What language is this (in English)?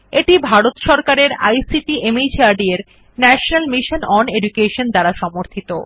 Bangla